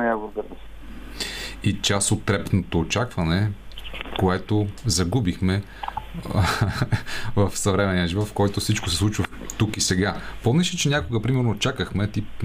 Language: Bulgarian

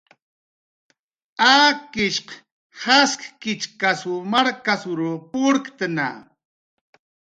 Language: Jaqaru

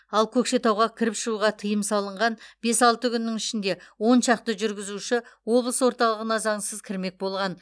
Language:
Kazakh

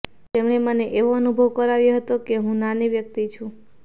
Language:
Gujarati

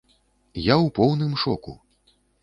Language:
Belarusian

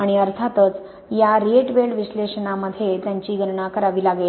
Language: Marathi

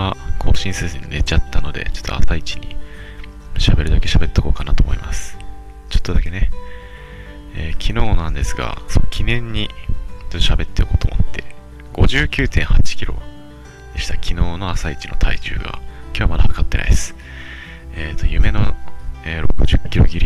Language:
Japanese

